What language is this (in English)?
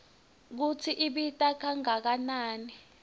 Swati